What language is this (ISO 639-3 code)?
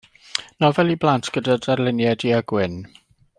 cym